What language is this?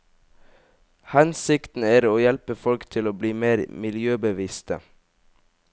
Norwegian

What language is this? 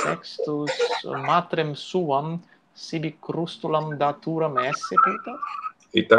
Italian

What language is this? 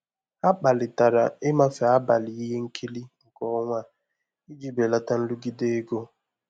Igbo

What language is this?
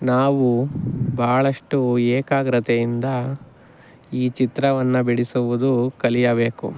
Kannada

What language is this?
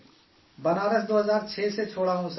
Urdu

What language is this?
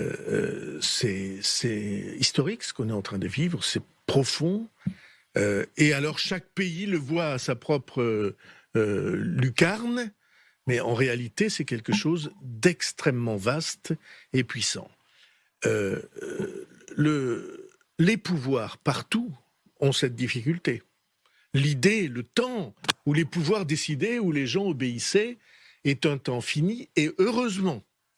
French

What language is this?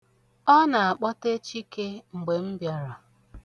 Igbo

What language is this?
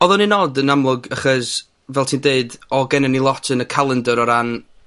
Welsh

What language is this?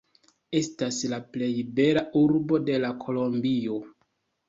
Esperanto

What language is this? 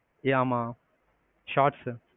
Tamil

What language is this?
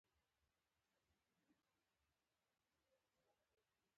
Pashto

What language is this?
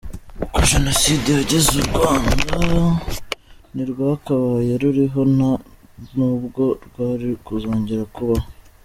Kinyarwanda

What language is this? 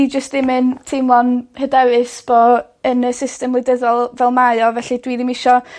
Welsh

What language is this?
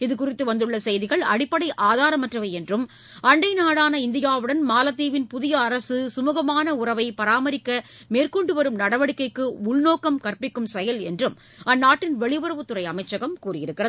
Tamil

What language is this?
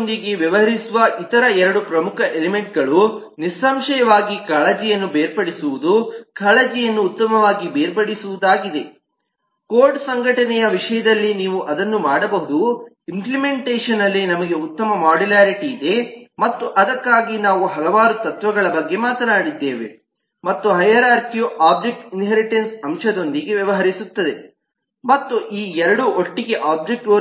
Kannada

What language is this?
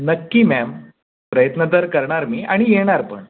Marathi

